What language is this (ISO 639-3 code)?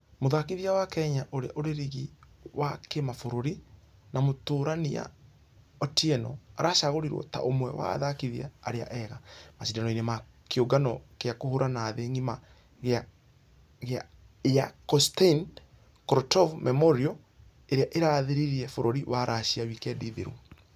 kik